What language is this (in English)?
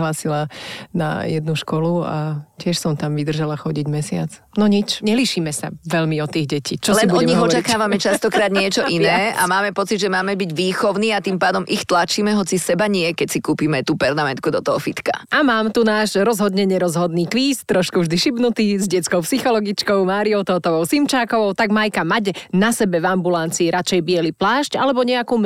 Slovak